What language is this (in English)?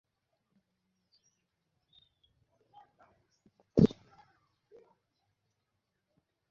Bangla